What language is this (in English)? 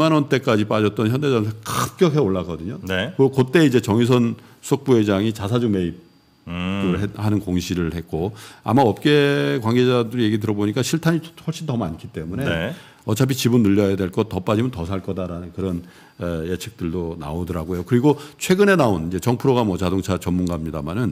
Korean